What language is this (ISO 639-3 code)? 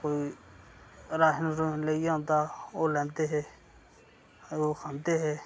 doi